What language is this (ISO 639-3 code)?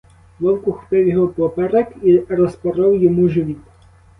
ukr